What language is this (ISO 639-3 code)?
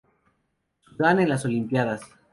spa